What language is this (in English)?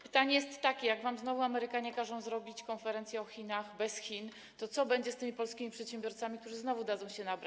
Polish